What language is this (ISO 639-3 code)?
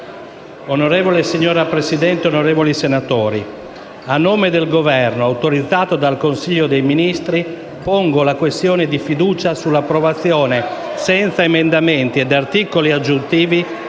ita